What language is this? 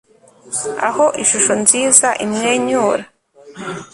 Kinyarwanda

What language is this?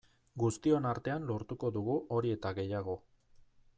Basque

